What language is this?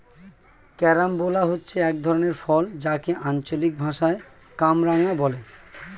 Bangla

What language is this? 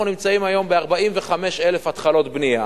Hebrew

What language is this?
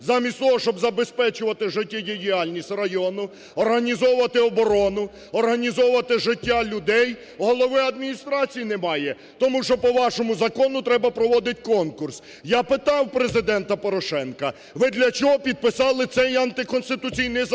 Ukrainian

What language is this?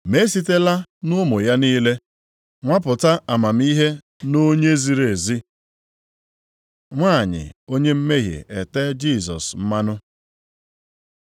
Igbo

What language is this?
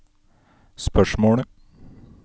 Norwegian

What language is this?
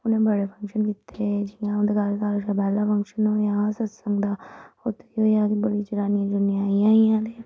Dogri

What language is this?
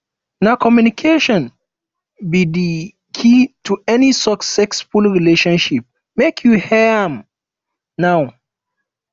Nigerian Pidgin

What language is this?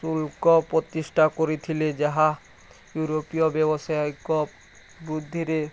Odia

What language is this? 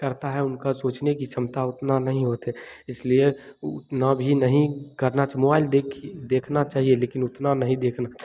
Hindi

